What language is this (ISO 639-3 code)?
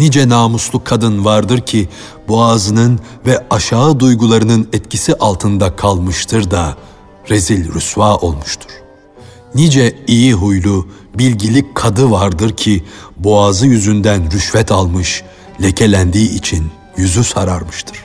tur